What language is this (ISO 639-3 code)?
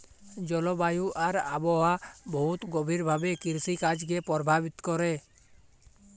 ben